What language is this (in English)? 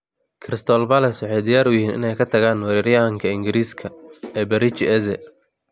Somali